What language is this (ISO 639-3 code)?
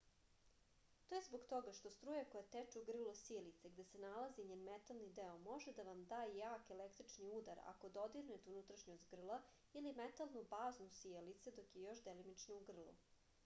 srp